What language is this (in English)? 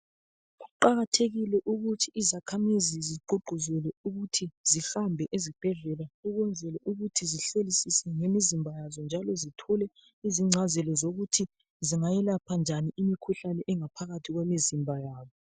North Ndebele